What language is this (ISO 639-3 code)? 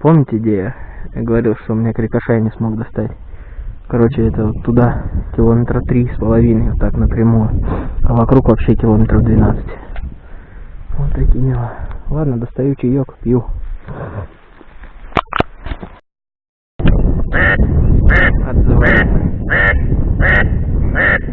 rus